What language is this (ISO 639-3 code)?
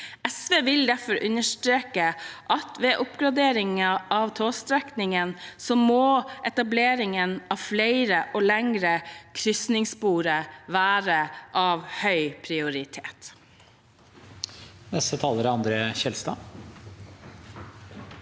nor